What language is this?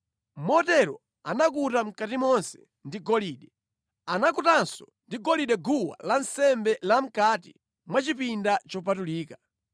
Nyanja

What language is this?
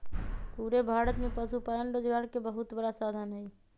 Magahi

